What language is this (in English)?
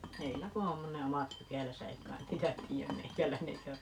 Finnish